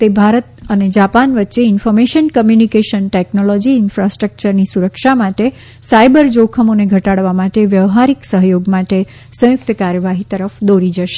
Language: Gujarati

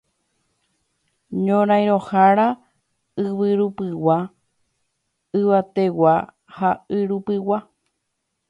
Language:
Guarani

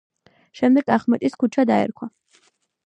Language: Georgian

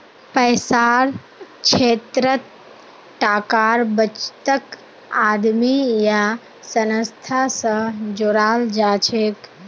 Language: Magahi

